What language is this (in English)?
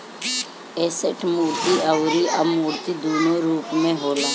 Bhojpuri